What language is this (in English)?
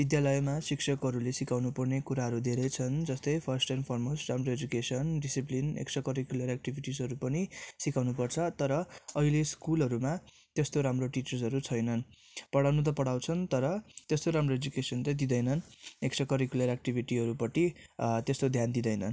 Nepali